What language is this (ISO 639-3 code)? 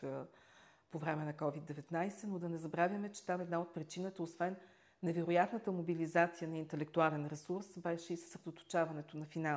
bul